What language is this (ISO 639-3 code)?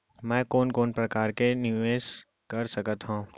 hne